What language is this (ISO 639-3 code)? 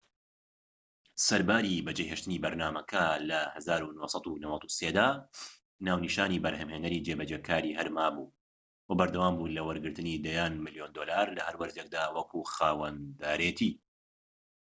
ckb